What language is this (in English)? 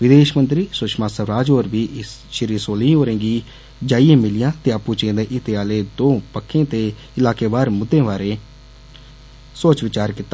Dogri